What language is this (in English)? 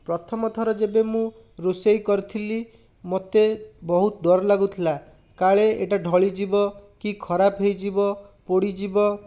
Odia